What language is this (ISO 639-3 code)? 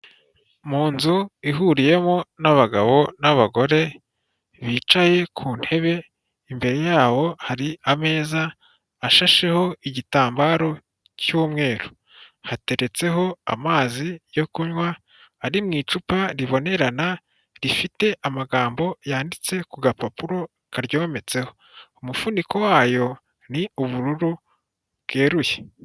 kin